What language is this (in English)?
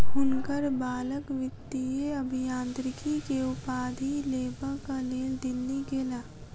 Maithili